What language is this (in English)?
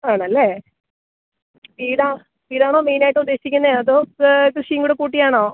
Malayalam